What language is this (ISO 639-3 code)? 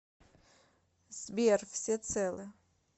rus